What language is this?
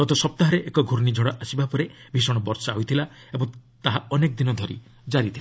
Odia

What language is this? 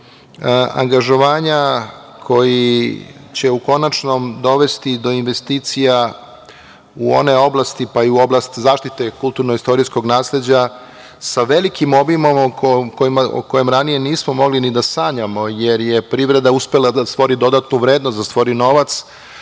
Serbian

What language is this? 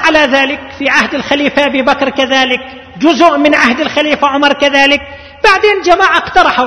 Arabic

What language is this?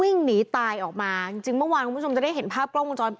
Thai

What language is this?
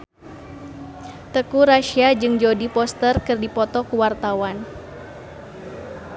Sundanese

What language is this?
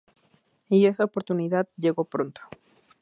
Spanish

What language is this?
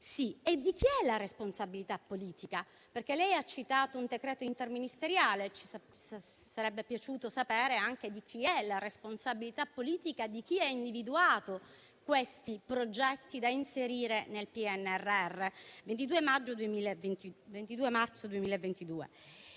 Italian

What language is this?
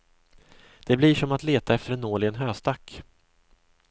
Swedish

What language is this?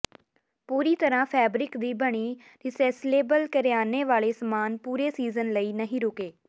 Punjabi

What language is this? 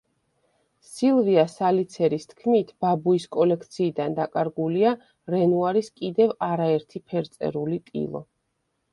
Georgian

